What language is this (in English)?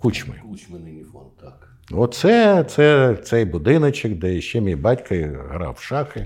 Ukrainian